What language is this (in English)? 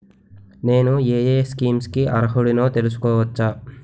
Telugu